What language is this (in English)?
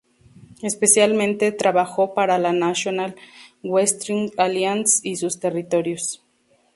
Spanish